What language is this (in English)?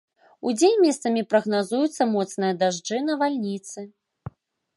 Belarusian